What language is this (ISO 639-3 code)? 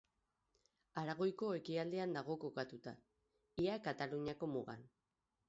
eus